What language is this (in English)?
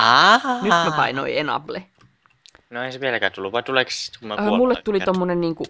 Finnish